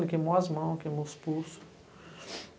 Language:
Portuguese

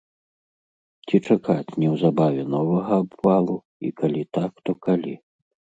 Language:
Belarusian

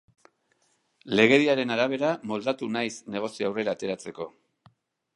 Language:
Basque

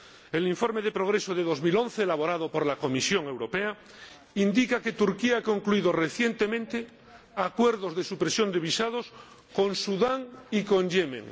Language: Spanish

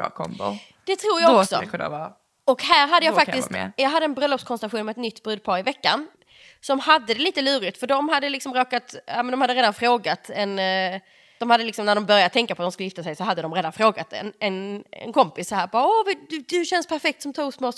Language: Swedish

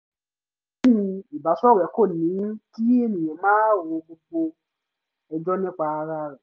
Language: Yoruba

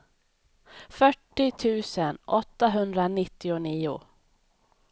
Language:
Swedish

